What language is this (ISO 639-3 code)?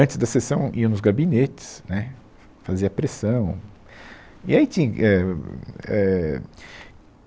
por